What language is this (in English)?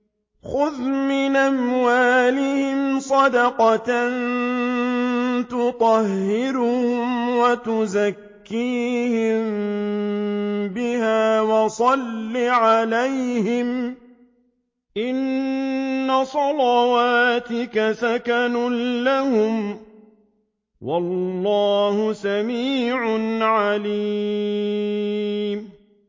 Arabic